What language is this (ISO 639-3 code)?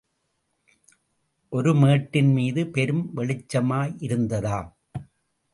tam